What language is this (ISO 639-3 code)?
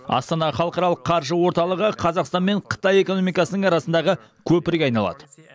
kaz